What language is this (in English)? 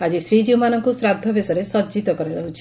Odia